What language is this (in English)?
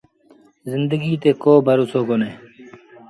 Sindhi Bhil